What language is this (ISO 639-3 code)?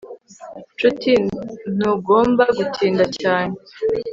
kin